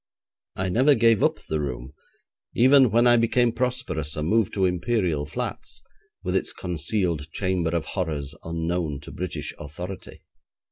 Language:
English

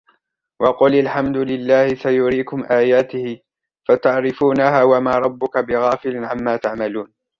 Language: Arabic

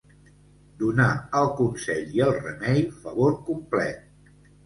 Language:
Catalan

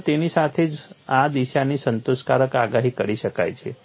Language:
Gujarati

